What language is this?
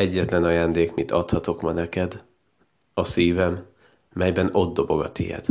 Hungarian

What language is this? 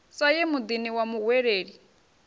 Venda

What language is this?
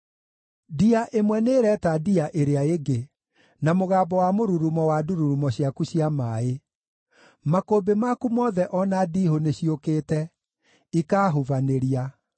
Kikuyu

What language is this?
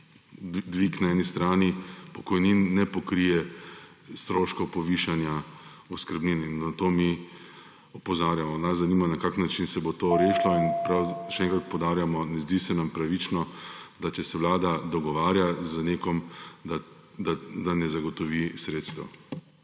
Slovenian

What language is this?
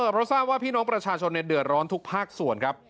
Thai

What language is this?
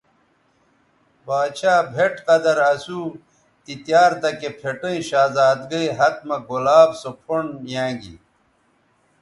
Bateri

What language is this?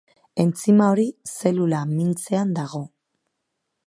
Basque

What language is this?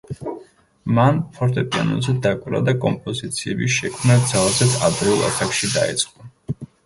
Georgian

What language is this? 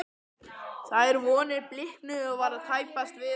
Icelandic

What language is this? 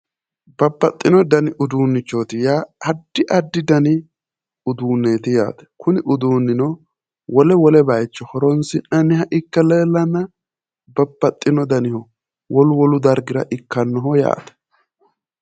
Sidamo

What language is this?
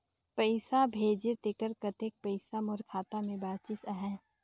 Chhattisgarhi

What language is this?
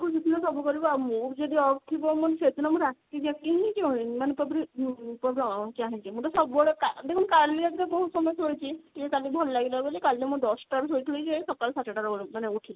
Odia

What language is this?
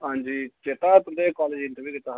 Dogri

